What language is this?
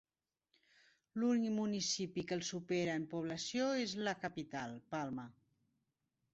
Catalan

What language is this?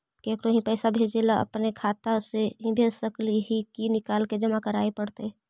Magahi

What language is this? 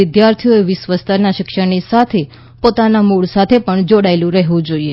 Gujarati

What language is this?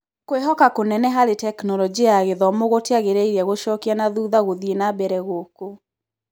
Kikuyu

